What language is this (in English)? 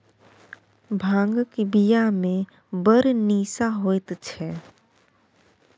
Maithili